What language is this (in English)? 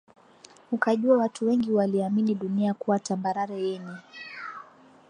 Swahili